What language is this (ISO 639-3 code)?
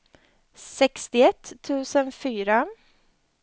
swe